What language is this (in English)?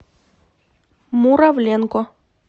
Russian